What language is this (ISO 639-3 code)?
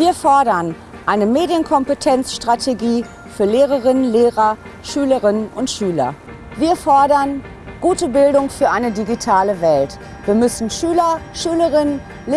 deu